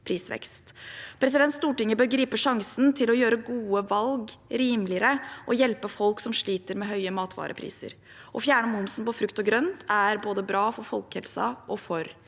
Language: Norwegian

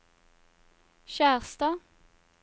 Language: Norwegian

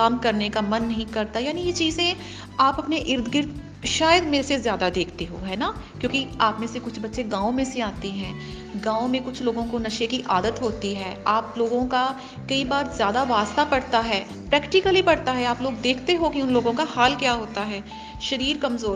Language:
Hindi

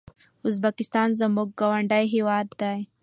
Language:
Pashto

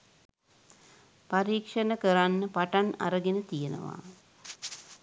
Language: Sinhala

